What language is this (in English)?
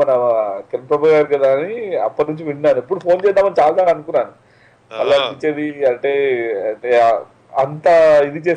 Telugu